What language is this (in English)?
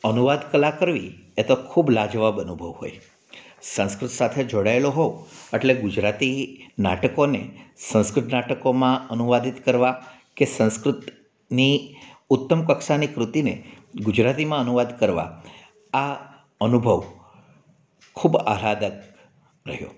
Gujarati